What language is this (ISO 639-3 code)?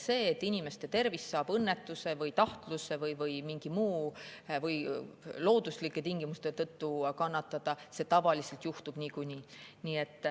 est